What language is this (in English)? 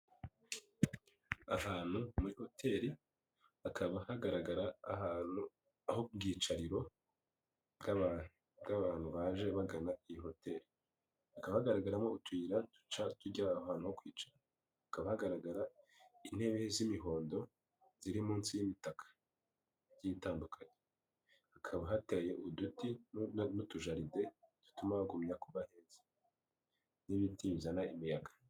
Kinyarwanda